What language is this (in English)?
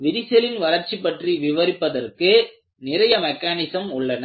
Tamil